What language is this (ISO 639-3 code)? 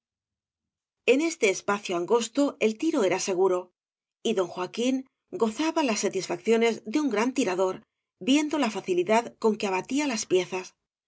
spa